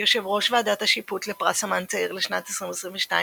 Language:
Hebrew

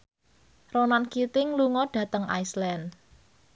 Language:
Javanese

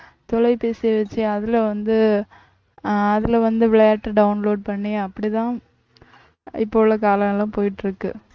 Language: Tamil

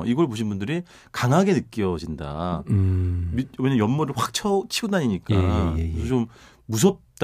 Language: Korean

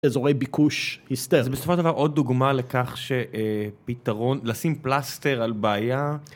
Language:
Hebrew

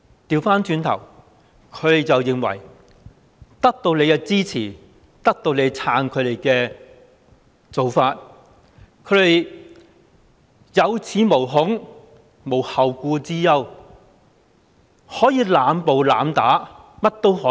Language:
Cantonese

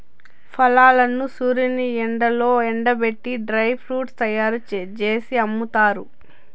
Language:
Telugu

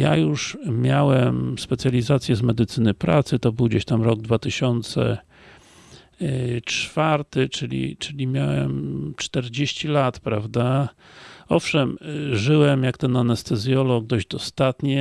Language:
Polish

